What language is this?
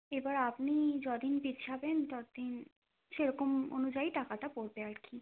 Bangla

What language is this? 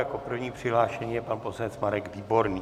Czech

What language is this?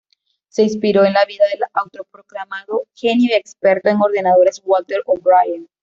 Spanish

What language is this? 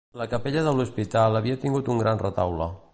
Catalan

